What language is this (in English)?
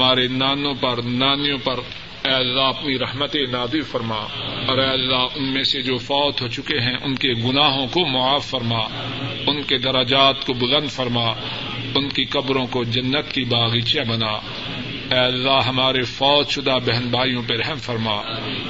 Urdu